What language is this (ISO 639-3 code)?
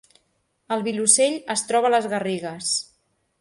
cat